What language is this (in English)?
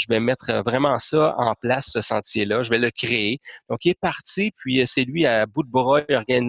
French